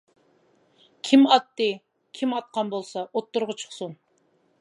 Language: Uyghur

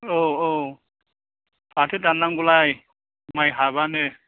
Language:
Bodo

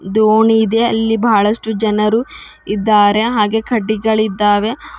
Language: Kannada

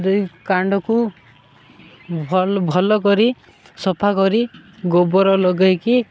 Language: Odia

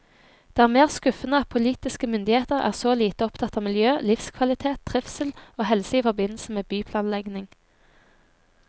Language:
Norwegian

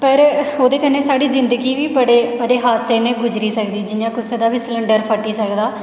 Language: Dogri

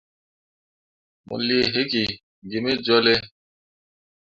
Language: Mundang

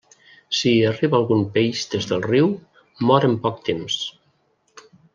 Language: Catalan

